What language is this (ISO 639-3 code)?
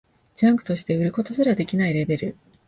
jpn